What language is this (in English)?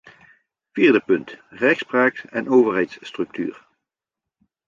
Dutch